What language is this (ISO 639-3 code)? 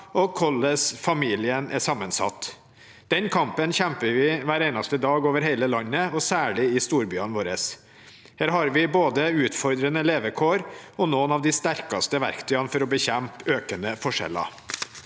nor